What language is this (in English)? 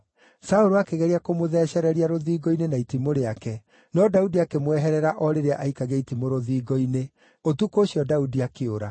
Kikuyu